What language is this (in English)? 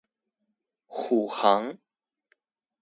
Chinese